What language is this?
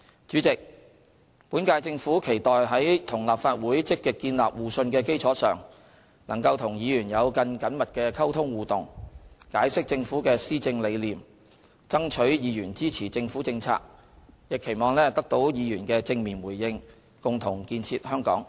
Cantonese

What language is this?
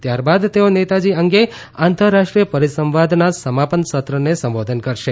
Gujarati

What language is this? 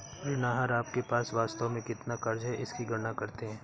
Hindi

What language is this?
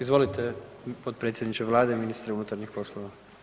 Croatian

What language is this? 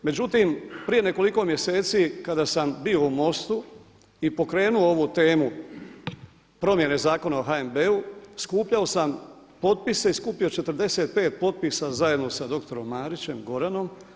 Croatian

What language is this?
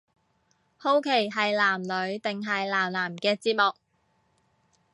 Cantonese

